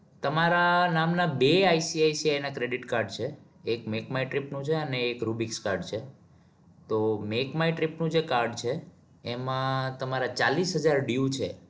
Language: Gujarati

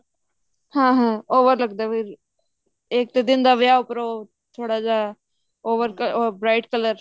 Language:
Punjabi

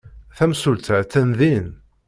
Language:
Kabyle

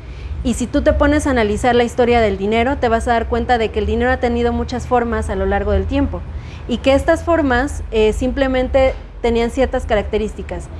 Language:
Spanish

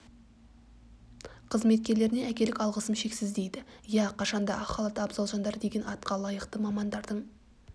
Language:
Kazakh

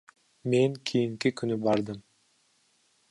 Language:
Kyrgyz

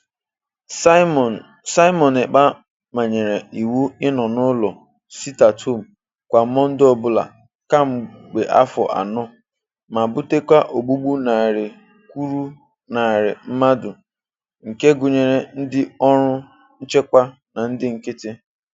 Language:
Igbo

